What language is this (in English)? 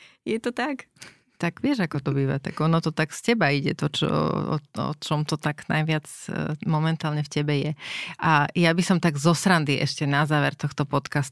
Slovak